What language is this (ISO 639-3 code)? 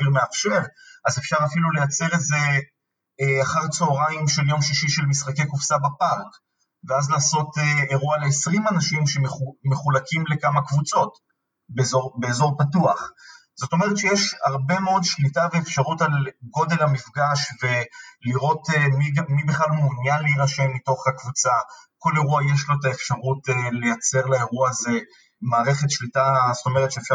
heb